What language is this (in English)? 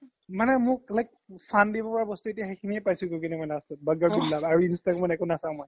Assamese